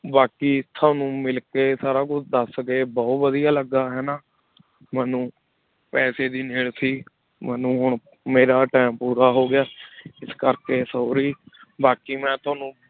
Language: Punjabi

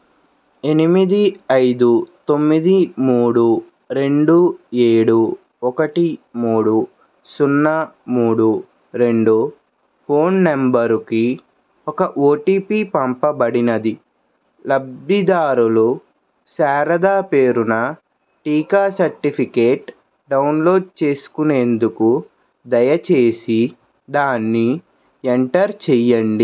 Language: Telugu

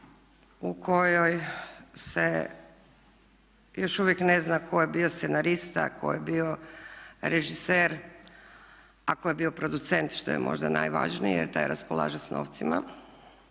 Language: Croatian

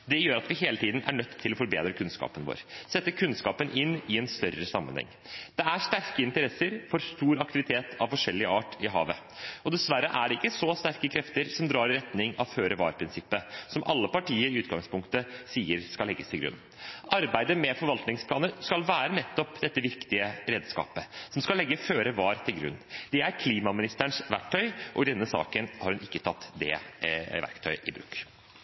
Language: Norwegian Bokmål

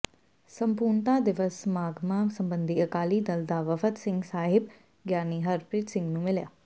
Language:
Punjabi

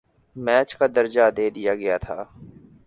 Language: Urdu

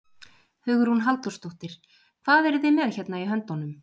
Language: Icelandic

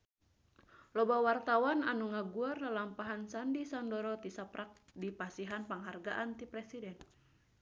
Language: Sundanese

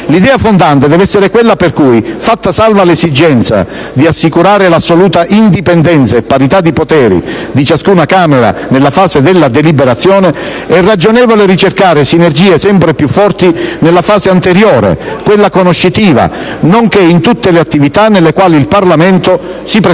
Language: Italian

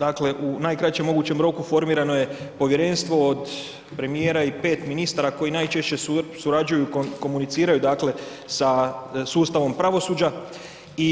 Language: Croatian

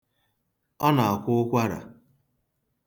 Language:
Igbo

